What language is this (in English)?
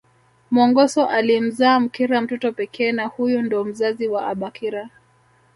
Swahili